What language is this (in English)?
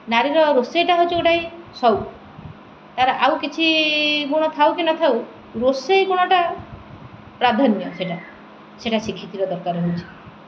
Odia